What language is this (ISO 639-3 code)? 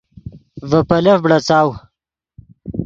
ydg